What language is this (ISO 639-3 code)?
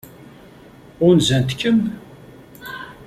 kab